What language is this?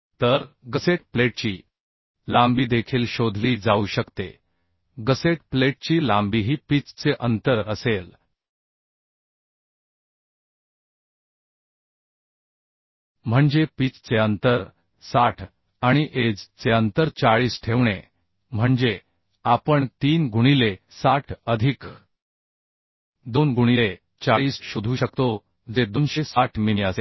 Marathi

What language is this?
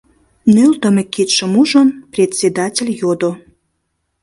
Mari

